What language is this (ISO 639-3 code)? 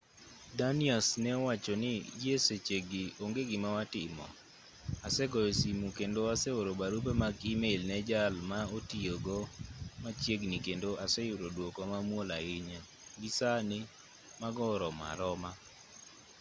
luo